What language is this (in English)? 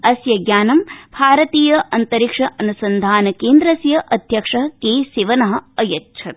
Sanskrit